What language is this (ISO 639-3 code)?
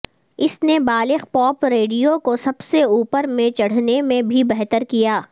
urd